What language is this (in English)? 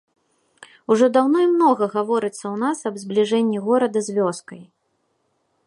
Belarusian